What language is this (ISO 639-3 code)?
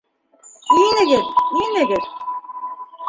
bak